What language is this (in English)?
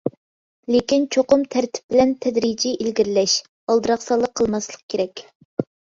Uyghur